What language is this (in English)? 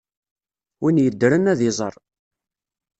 Kabyle